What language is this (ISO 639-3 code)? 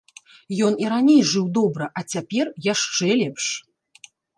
bel